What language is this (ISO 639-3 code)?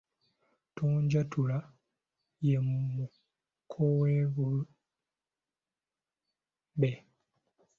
lug